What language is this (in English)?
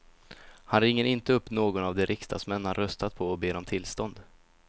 Swedish